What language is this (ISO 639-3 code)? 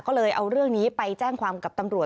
tha